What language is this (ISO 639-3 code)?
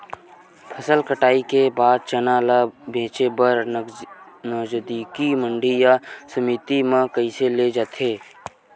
hne